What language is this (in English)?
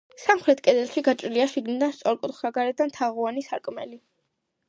Georgian